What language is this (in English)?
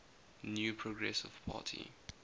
English